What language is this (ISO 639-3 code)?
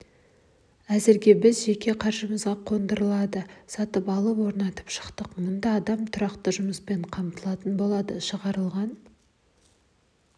kaz